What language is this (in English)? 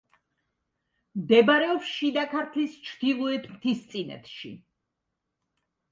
Georgian